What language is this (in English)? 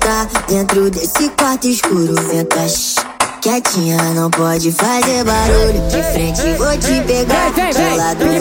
Portuguese